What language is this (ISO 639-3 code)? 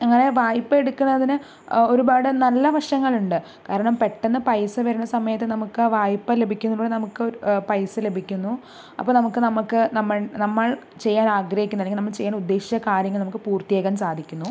mal